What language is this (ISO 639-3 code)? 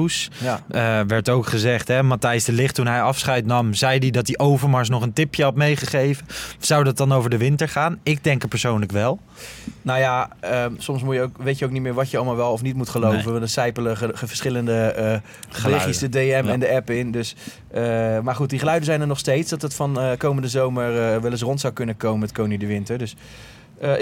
nld